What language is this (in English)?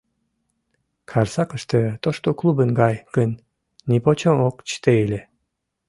Mari